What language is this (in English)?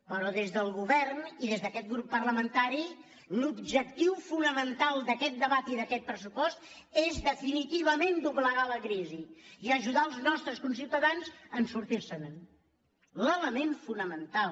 Catalan